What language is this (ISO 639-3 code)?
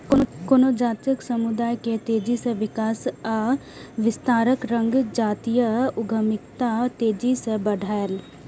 mai